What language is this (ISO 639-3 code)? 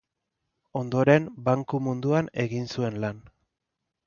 eus